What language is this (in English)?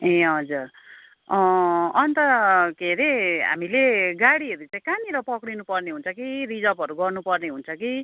Nepali